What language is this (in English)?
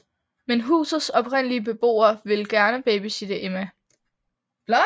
Danish